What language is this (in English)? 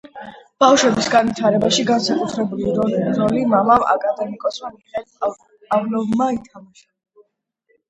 Georgian